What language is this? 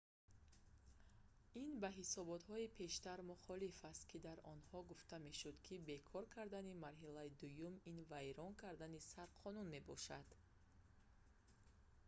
Tajik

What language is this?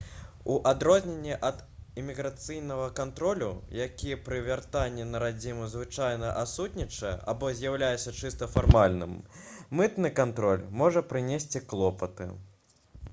Belarusian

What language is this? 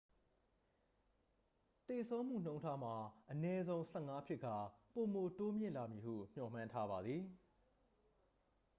Burmese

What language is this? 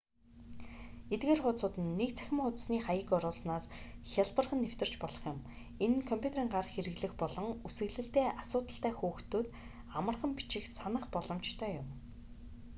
Mongolian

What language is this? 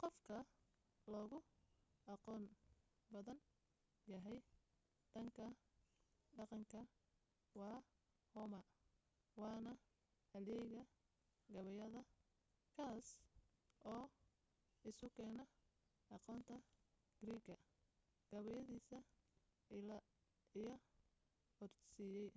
Somali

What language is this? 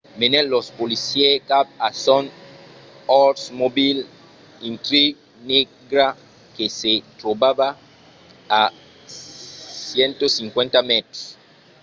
Occitan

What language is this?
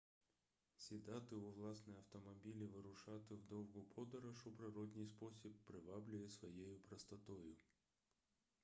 Ukrainian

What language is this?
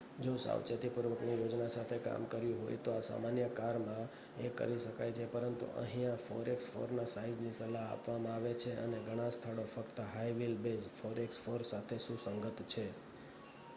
Gujarati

